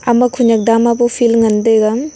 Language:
Wancho Naga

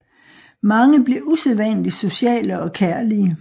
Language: Danish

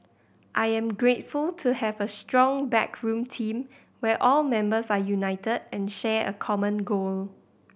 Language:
English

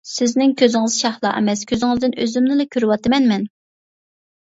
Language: Uyghur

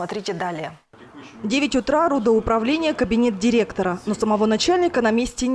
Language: Russian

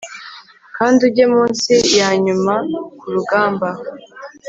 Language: Kinyarwanda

